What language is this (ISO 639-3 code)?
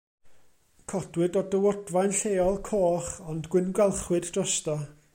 cym